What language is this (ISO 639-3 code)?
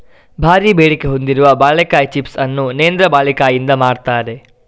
kan